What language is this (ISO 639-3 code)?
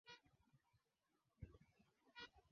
swa